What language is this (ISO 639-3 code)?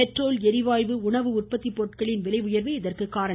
tam